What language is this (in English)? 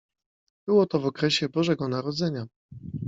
Polish